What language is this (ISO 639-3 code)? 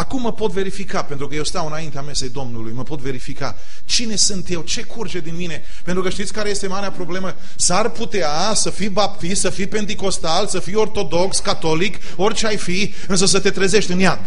ron